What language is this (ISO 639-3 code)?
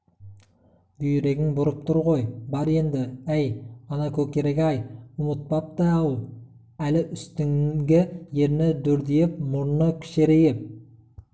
kaz